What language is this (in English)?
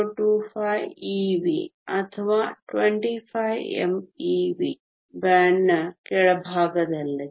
Kannada